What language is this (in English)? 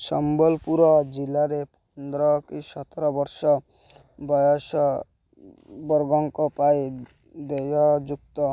Odia